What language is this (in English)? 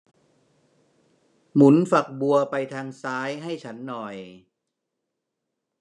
Thai